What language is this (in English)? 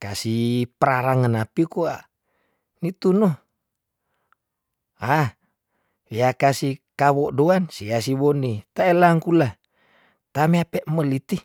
Tondano